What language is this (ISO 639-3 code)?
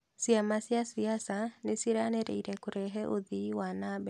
kik